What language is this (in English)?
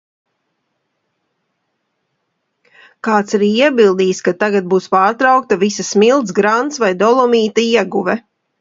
Latvian